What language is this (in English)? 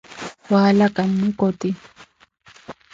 Koti